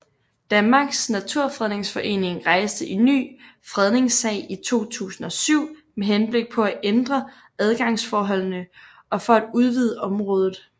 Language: Danish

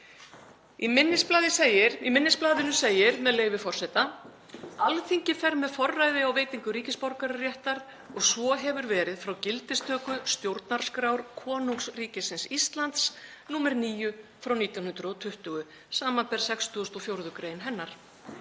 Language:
Icelandic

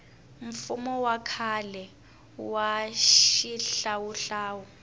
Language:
Tsonga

